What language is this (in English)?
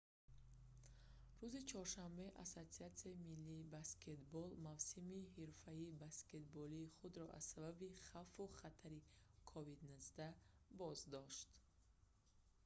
Tajik